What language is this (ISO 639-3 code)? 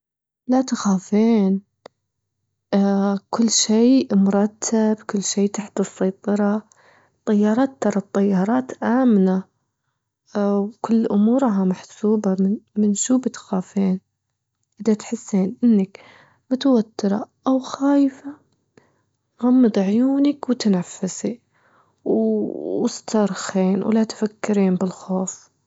afb